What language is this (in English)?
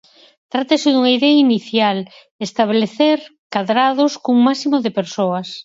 Galician